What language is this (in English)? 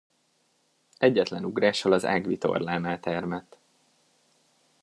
Hungarian